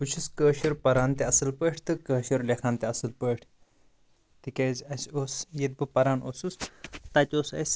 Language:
Kashmiri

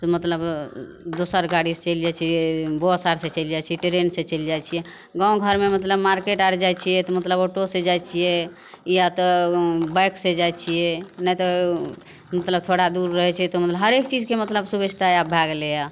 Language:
Maithili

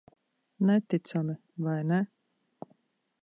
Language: Latvian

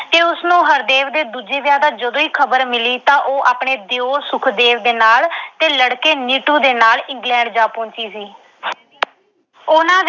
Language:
Punjabi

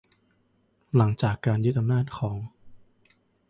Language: Thai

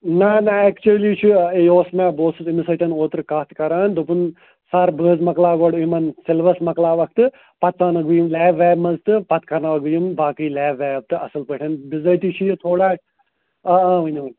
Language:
Kashmiri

